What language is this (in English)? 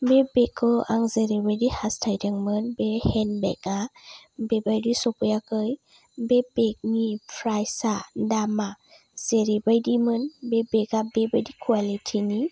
Bodo